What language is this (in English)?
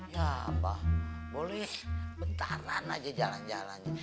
Indonesian